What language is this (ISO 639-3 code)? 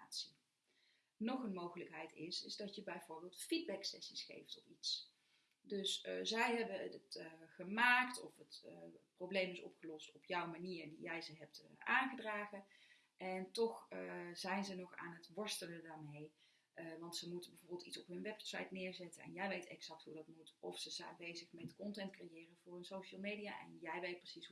nld